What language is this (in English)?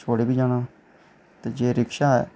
Dogri